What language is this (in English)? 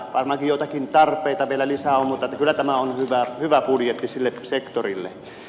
Finnish